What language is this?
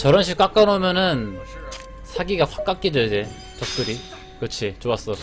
Korean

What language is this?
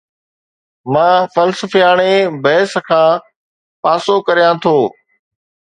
Sindhi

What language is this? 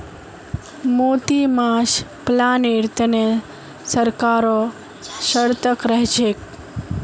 Magahi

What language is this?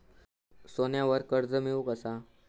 Marathi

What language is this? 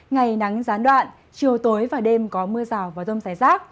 Vietnamese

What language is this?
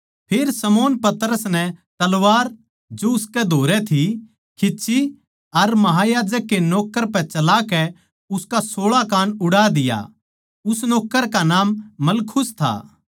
Haryanvi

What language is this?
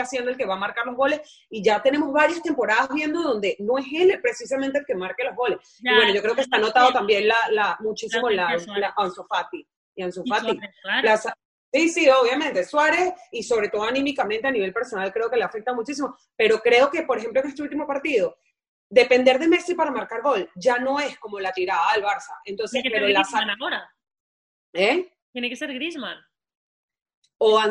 Spanish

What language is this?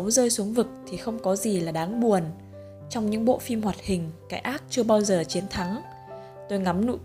Vietnamese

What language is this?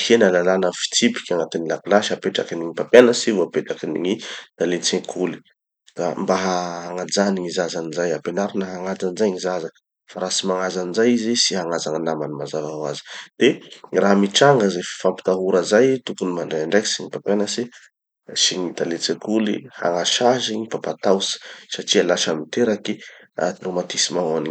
Tanosy Malagasy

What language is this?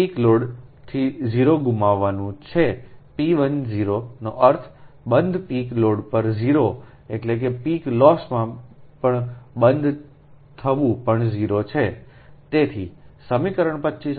Gujarati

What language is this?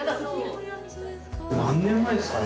Japanese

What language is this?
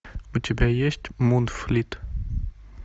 Russian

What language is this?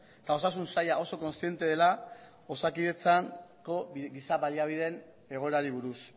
Basque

